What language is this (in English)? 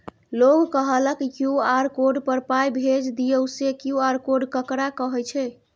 Maithili